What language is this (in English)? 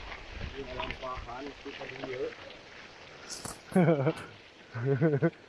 Indonesian